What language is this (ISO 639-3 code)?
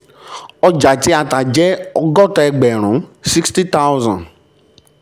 yor